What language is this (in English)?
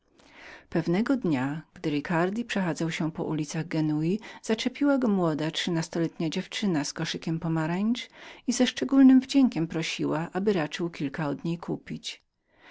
Polish